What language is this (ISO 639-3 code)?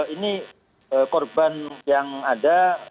ind